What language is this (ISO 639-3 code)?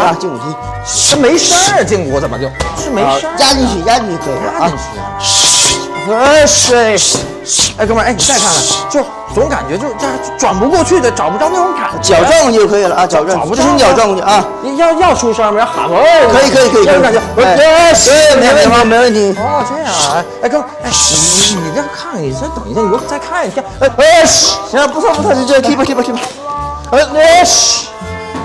zho